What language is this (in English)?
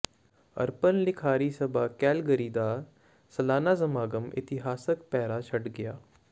Punjabi